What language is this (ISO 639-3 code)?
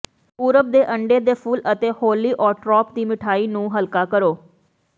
pan